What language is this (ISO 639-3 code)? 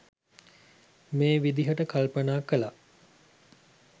sin